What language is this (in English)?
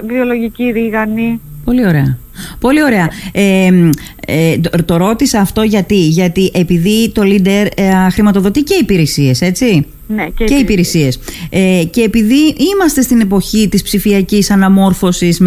Greek